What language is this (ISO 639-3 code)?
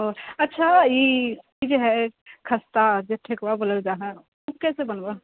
mai